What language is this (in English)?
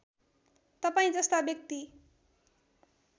Nepali